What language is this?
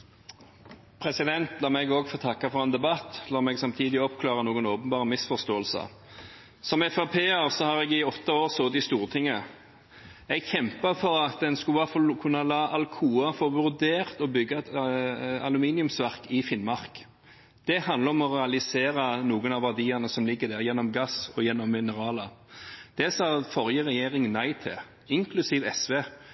Norwegian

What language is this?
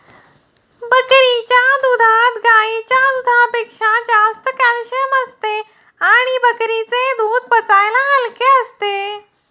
Marathi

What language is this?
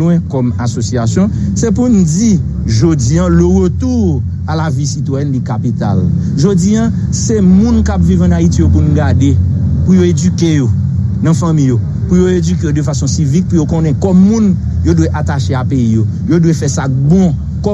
French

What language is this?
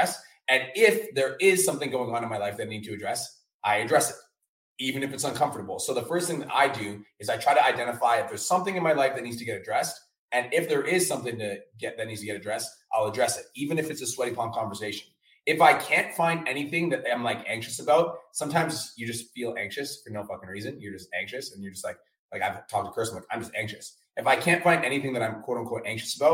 English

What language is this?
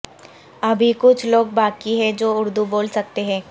Urdu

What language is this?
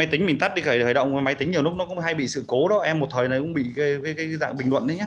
Vietnamese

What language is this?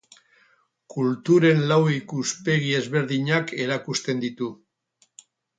Basque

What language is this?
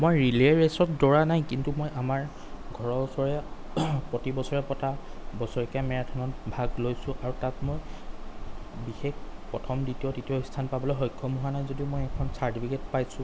Assamese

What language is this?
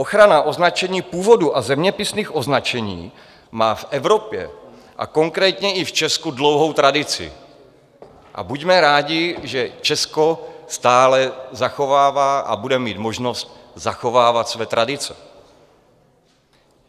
Czech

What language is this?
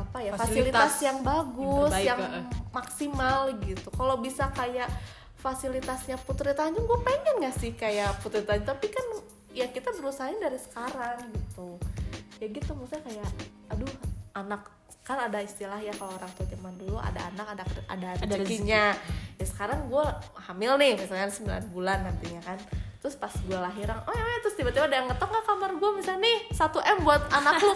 Indonesian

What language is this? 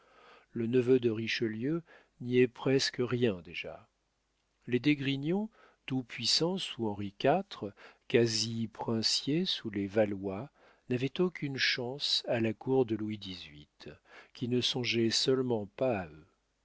French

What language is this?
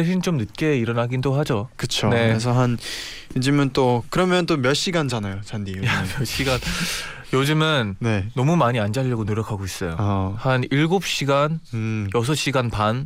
Korean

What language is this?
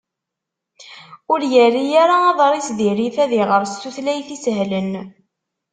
Kabyle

